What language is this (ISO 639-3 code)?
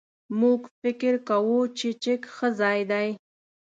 pus